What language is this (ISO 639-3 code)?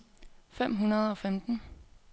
dan